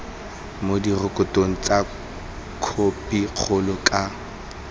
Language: Tswana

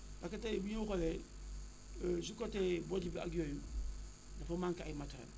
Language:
Wolof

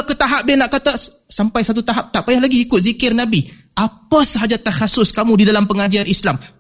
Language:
Malay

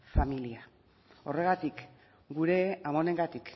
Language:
Basque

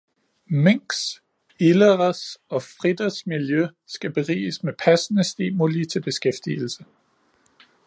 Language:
Danish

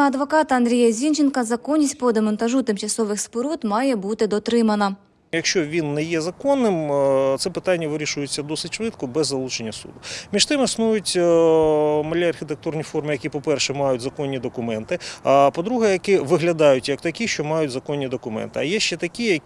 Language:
Ukrainian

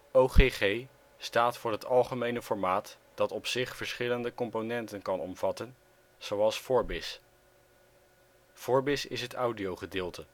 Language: Dutch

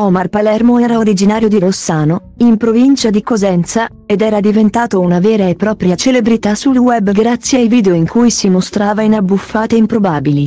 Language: Italian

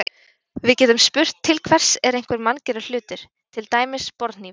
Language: Icelandic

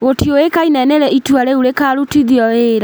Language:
Kikuyu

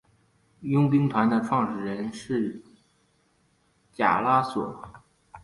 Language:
Chinese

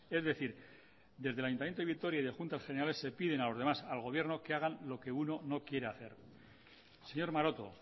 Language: Spanish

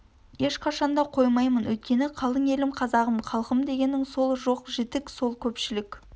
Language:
Kazakh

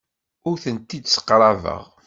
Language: Kabyle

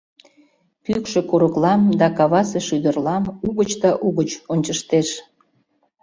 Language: Mari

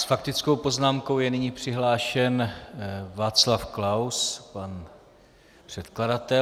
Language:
Czech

